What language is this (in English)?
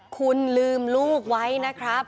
Thai